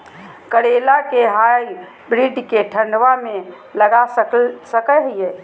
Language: Magahi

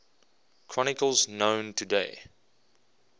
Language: English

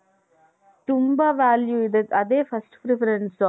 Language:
Kannada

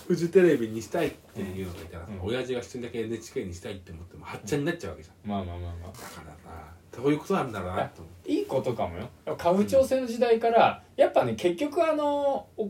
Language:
Japanese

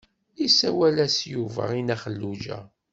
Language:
Kabyle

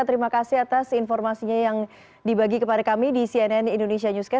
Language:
Indonesian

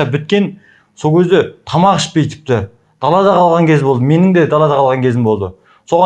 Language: Kazakh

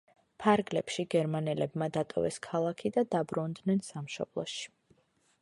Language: Georgian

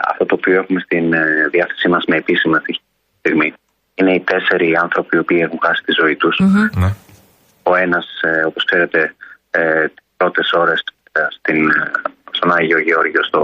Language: Greek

